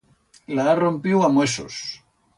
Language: Aragonese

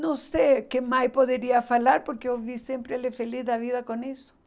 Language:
Portuguese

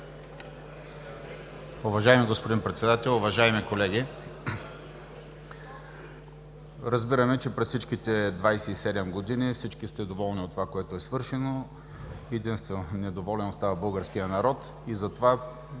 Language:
Bulgarian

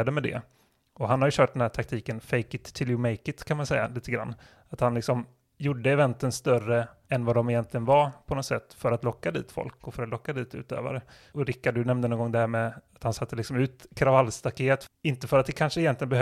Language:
Swedish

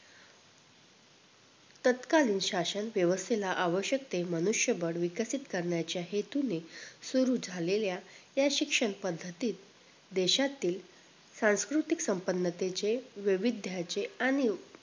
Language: Marathi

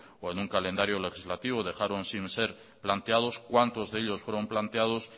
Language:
Spanish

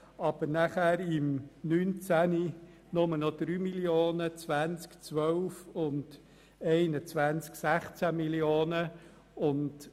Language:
Swiss German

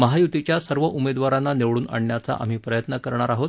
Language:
Marathi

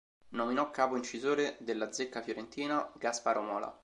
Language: Italian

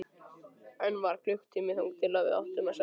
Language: Icelandic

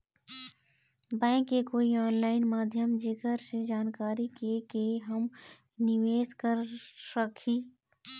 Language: Chhattisgarhi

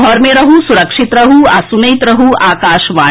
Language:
Maithili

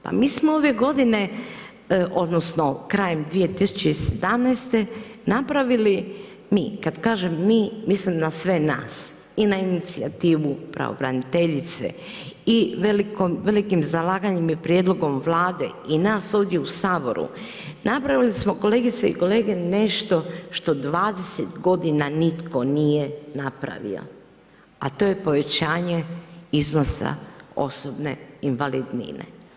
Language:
Croatian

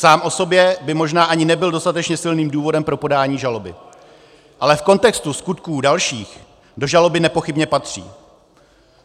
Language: Czech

